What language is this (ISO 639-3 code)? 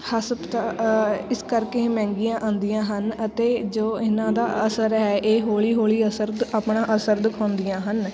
pan